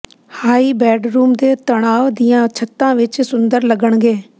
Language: Punjabi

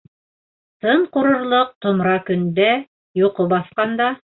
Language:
Bashkir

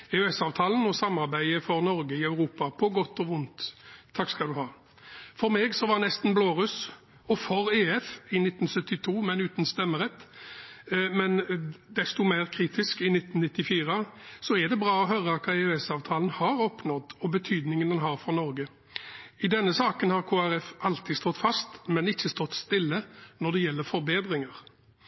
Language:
Norwegian Bokmål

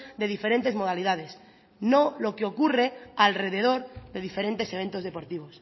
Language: Spanish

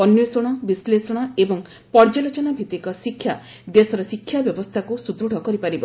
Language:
Odia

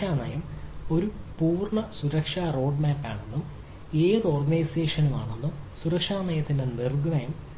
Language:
Malayalam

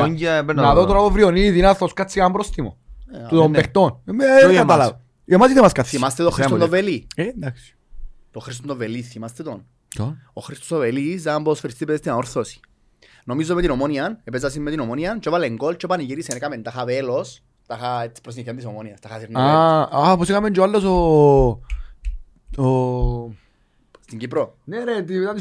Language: Greek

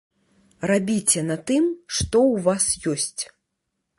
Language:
Belarusian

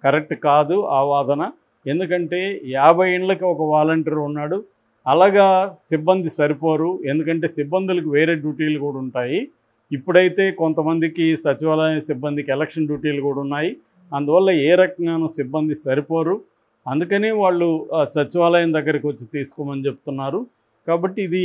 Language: Telugu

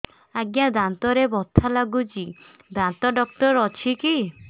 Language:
Odia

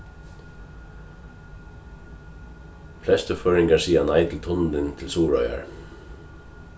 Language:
Faroese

